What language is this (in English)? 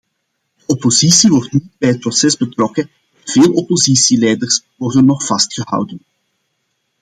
Dutch